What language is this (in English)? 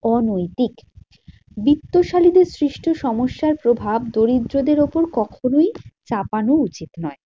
Bangla